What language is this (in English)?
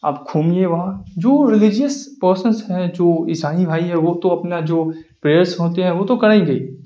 Urdu